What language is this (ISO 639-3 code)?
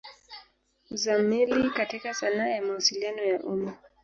swa